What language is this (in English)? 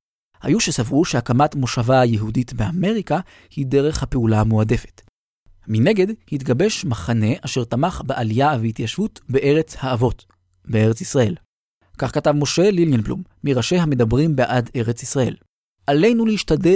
Hebrew